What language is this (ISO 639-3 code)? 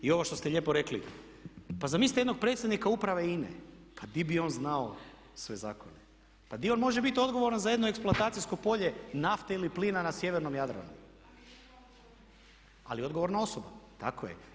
hrv